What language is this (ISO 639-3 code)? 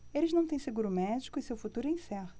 por